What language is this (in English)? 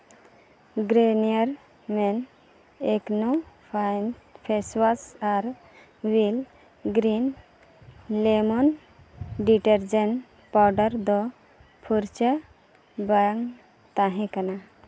Santali